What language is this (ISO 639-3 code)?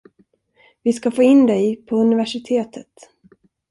swe